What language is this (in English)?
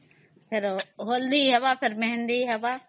Odia